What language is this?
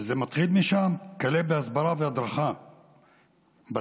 Hebrew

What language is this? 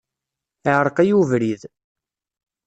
Kabyle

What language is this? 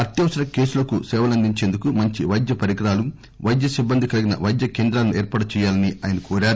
Telugu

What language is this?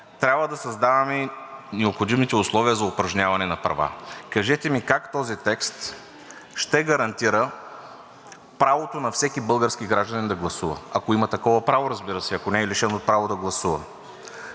Bulgarian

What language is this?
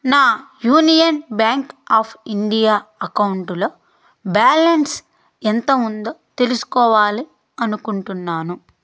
Telugu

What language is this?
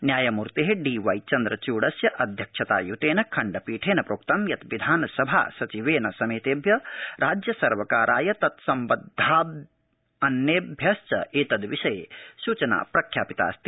Sanskrit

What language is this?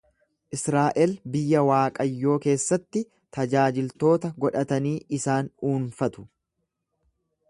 Oromo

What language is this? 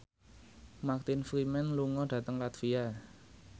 Javanese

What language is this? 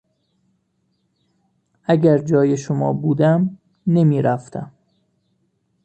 Persian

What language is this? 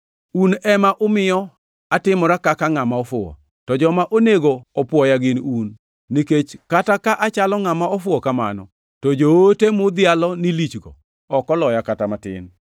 Luo (Kenya and Tanzania)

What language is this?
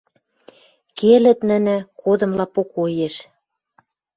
Western Mari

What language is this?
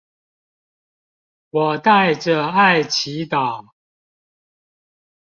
Chinese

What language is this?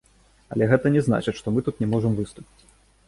Belarusian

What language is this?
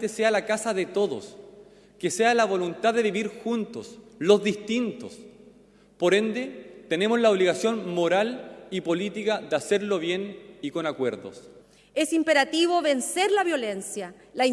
Spanish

